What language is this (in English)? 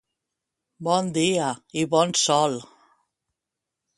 Catalan